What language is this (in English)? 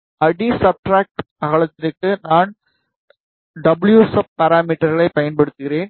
Tamil